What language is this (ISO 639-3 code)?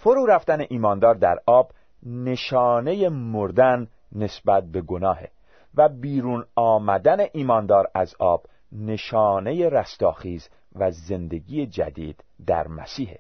fas